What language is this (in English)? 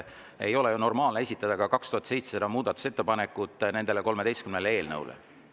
Estonian